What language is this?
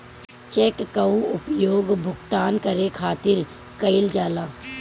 Bhojpuri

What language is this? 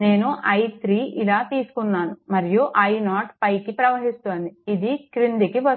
Telugu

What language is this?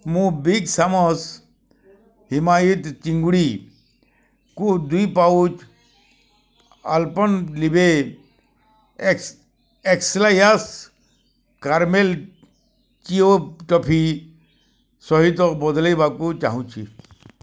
Odia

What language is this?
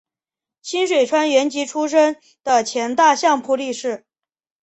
Chinese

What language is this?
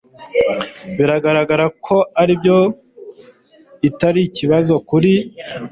Kinyarwanda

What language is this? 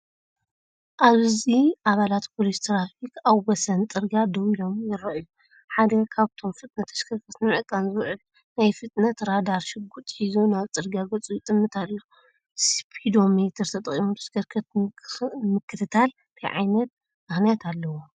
Tigrinya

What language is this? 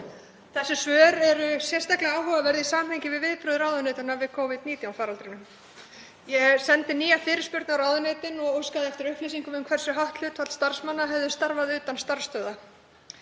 Icelandic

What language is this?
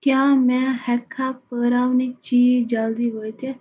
Kashmiri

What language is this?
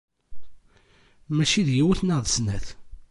Kabyle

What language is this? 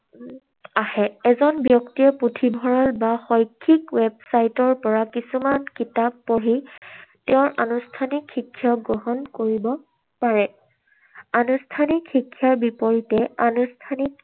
Assamese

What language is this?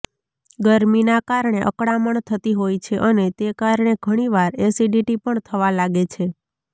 Gujarati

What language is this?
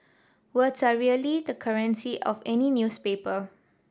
English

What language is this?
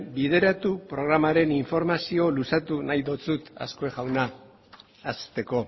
Basque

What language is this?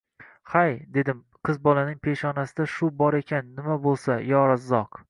Uzbek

